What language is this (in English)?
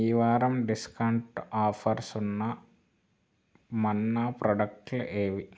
Telugu